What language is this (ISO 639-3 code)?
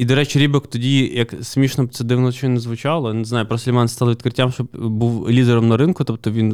ukr